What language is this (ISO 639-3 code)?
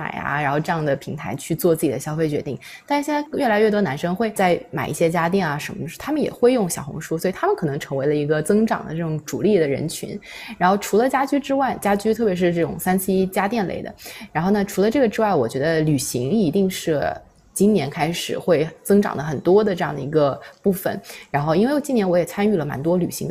zho